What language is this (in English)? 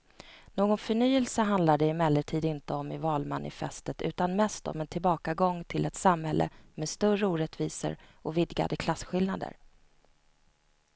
Swedish